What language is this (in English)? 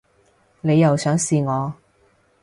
Cantonese